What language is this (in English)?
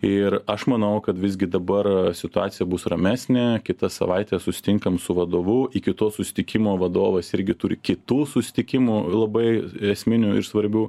Lithuanian